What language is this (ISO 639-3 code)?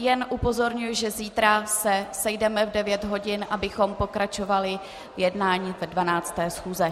ces